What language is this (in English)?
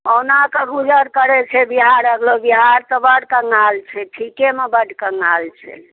Maithili